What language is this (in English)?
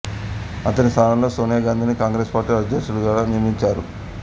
Telugu